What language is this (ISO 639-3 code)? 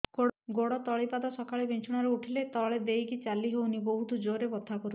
ori